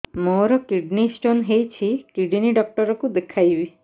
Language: Odia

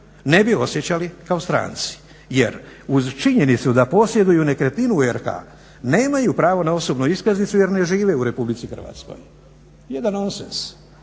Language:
Croatian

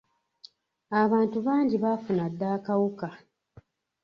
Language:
Ganda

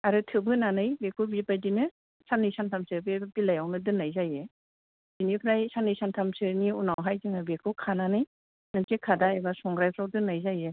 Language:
Bodo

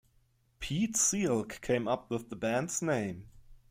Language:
English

